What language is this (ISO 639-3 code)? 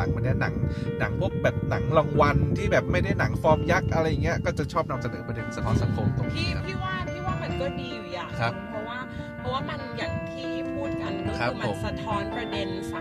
tha